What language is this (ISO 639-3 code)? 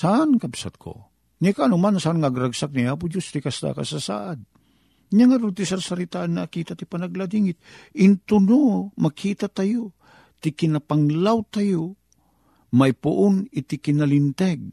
fil